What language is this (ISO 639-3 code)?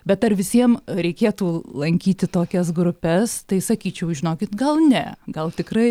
lit